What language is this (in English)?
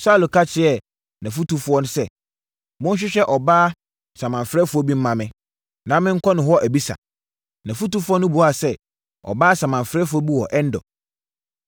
Akan